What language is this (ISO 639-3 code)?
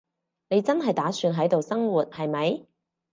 yue